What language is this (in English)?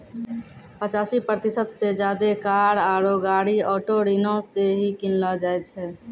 Maithili